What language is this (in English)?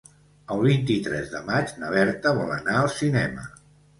Catalan